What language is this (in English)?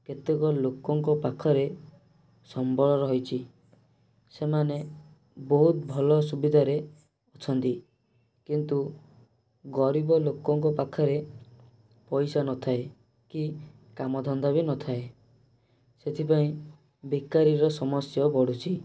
Odia